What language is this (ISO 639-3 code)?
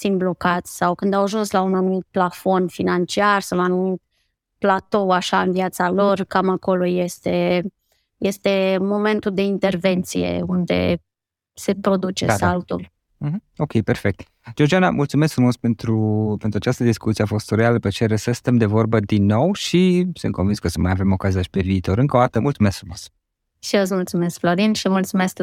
ron